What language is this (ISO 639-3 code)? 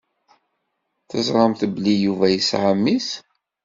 kab